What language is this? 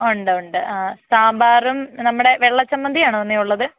Malayalam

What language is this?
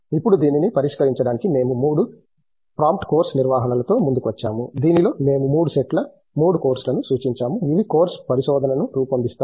Telugu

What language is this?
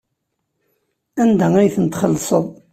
Kabyle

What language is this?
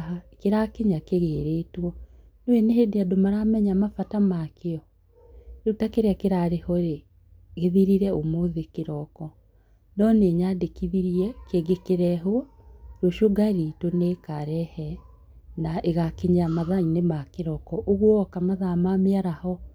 Kikuyu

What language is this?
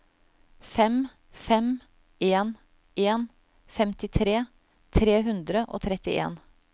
Norwegian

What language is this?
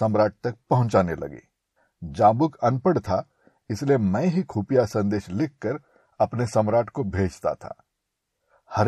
Hindi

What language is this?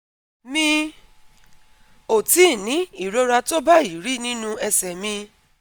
Yoruba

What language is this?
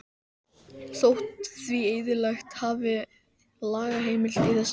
Icelandic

